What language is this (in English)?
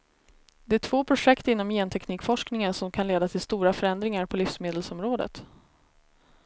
Swedish